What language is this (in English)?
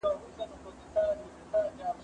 Pashto